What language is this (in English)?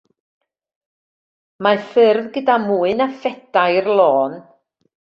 Welsh